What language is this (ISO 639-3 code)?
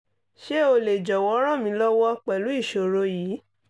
yor